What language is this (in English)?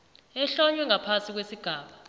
South Ndebele